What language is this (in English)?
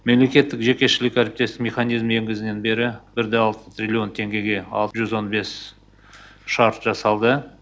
Kazakh